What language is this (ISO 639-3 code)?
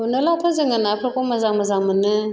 brx